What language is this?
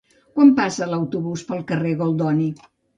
Catalan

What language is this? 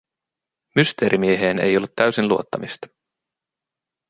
Finnish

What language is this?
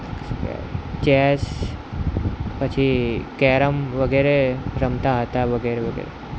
Gujarati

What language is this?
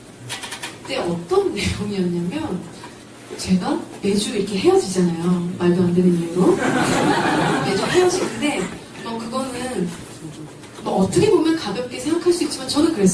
Korean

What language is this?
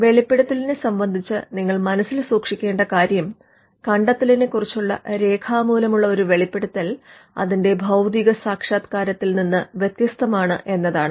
Malayalam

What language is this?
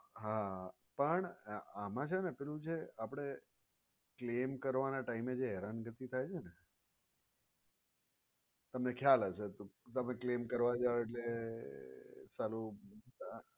Gujarati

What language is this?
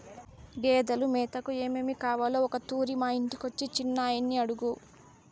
Telugu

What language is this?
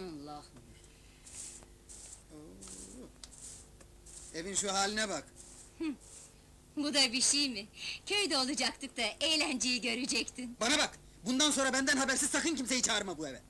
Turkish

